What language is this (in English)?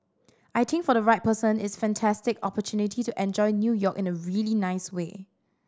English